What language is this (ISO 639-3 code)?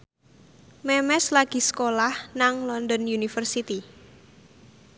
jav